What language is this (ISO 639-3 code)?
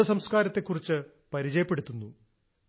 mal